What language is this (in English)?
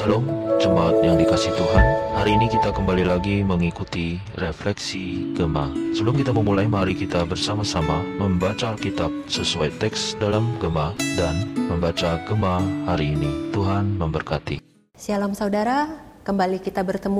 Indonesian